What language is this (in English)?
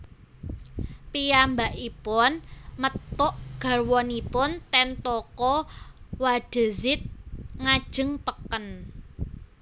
Javanese